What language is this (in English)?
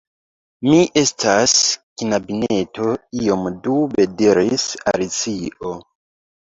Esperanto